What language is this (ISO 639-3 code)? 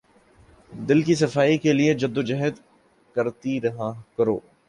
urd